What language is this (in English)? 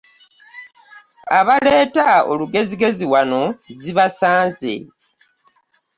Ganda